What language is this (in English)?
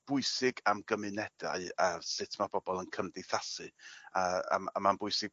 Welsh